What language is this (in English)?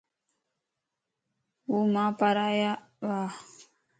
Lasi